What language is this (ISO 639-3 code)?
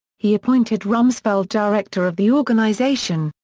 eng